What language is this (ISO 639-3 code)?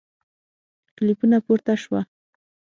pus